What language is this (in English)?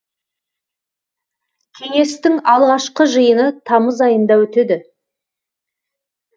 Kazakh